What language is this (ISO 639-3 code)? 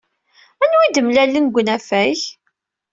kab